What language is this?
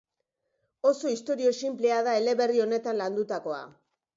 Basque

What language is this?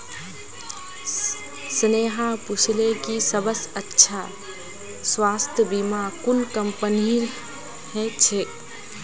Magahi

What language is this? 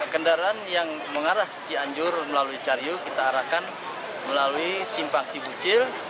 Indonesian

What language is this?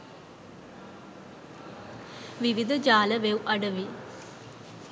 Sinhala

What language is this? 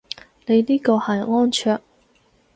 Cantonese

